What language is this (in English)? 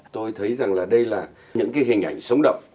Vietnamese